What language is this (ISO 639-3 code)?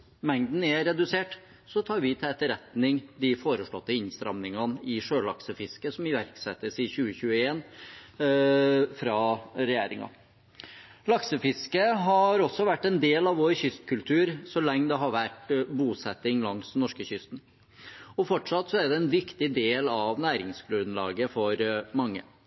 nob